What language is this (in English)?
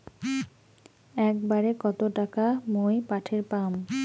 Bangla